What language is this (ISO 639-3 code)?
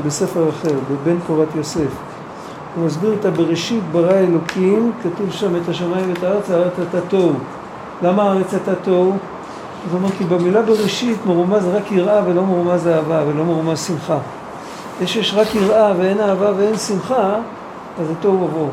heb